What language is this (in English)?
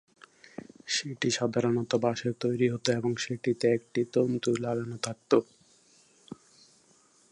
Bangla